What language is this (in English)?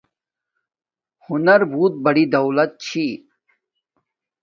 Domaaki